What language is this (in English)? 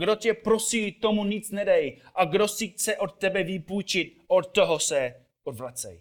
Czech